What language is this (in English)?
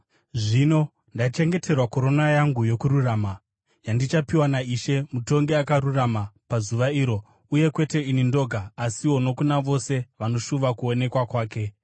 Shona